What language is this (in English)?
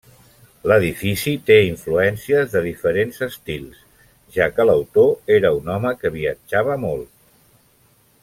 Catalan